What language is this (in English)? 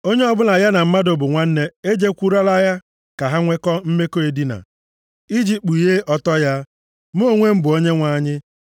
Igbo